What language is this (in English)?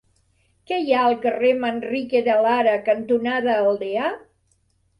Catalan